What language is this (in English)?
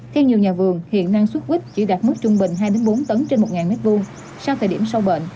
Vietnamese